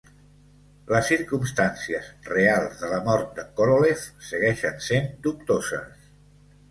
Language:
Catalan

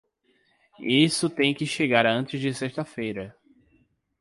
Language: Portuguese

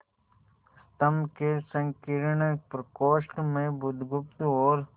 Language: Hindi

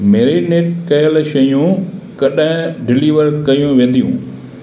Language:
Sindhi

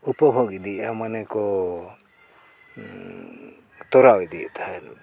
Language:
Santali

